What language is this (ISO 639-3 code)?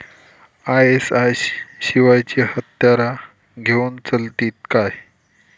mar